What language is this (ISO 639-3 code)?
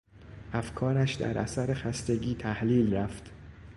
fas